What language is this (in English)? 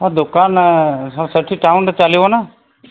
Odia